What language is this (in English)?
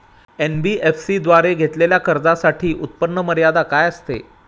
Marathi